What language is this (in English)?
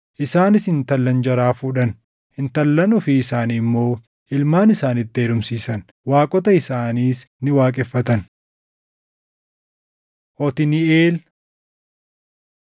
Oromo